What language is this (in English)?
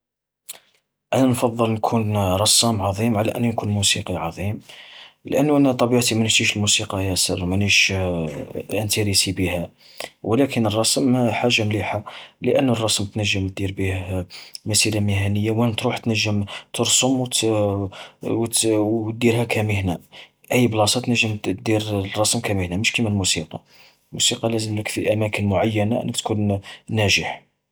Algerian Arabic